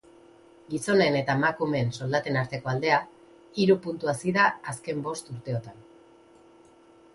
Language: Basque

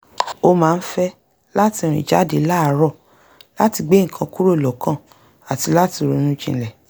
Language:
Yoruba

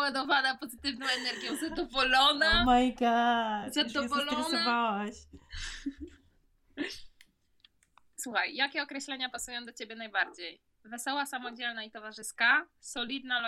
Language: Polish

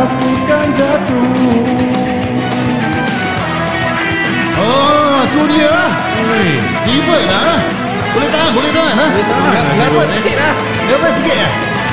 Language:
Malay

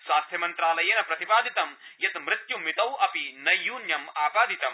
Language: Sanskrit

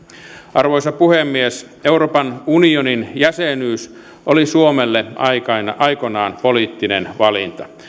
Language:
Finnish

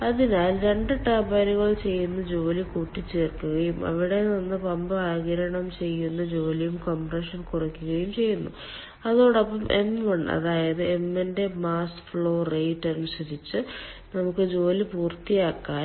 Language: Malayalam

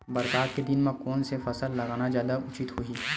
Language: Chhattisgarhi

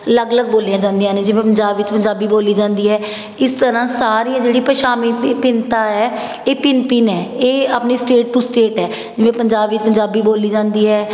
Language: Punjabi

